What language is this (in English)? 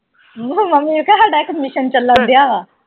Punjabi